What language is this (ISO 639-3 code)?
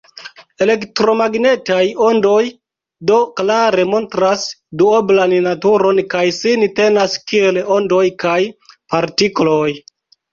epo